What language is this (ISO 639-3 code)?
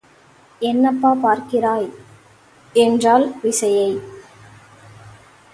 tam